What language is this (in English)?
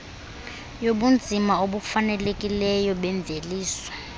Xhosa